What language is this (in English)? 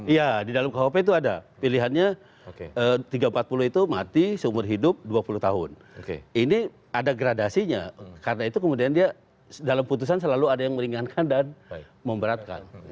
Indonesian